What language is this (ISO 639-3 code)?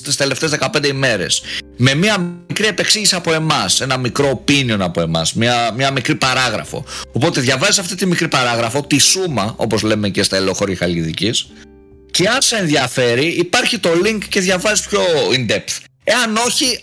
ell